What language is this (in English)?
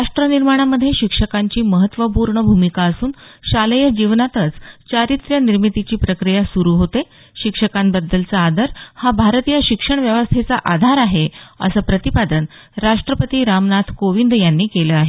Marathi